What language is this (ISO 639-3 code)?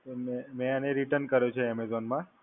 guj